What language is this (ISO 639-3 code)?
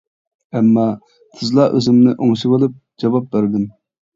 uig